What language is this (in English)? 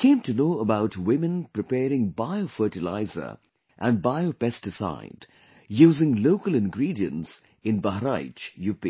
English